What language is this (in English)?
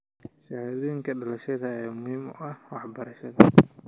Somali